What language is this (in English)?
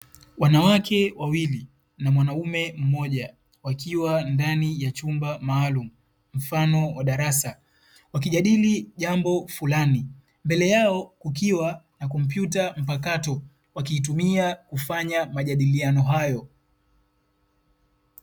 Swahili